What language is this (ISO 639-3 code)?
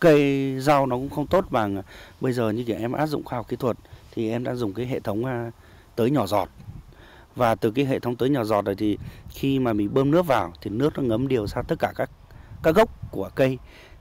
vie